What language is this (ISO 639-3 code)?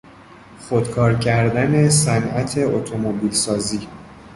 fas